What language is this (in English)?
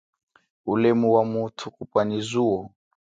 Chokwe